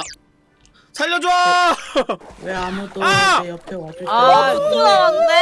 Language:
Korean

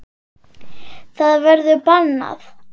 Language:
Icelandic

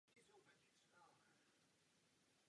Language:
Czech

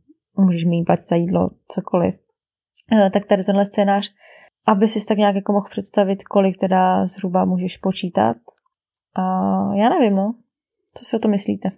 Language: Czech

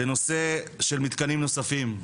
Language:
Hebrew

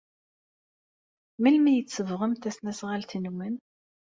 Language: Kabyle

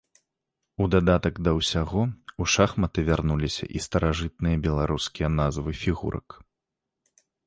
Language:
Belarusian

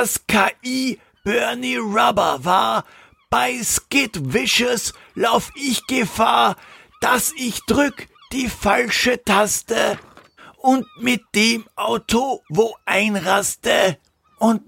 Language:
German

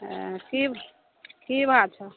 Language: Maithili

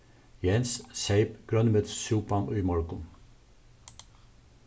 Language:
Faroese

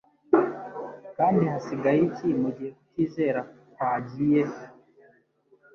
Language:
Kinyarwanda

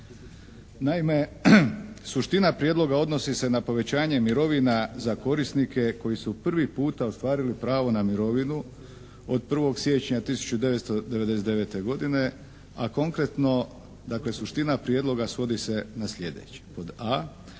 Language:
Croatian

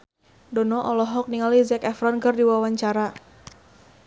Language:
Sundanese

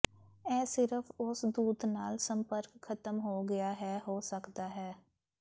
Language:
Punjabi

